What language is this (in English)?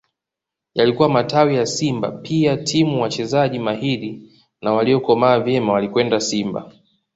Swahili